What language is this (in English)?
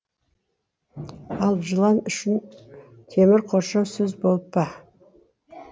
Kazakh